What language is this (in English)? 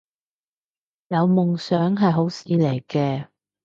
Cantonese